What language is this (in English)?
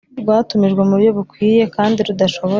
Kinyarwanda